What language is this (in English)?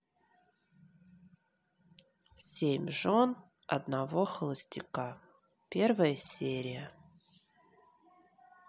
Russian